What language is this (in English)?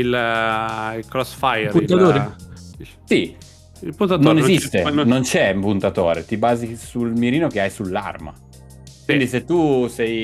Italian